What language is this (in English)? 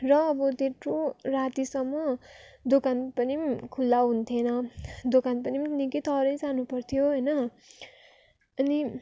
Nepali